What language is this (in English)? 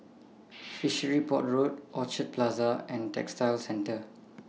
English